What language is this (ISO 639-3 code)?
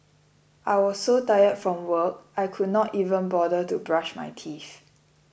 eng